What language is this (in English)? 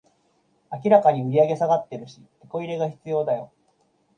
Japanese